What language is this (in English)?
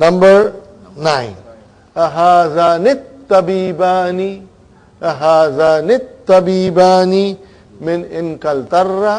English